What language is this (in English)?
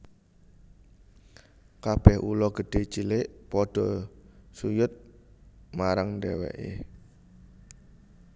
Javanese